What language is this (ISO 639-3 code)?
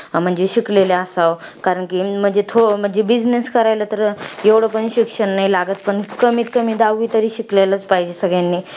mar